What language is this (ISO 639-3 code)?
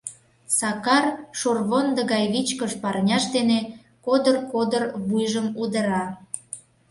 chm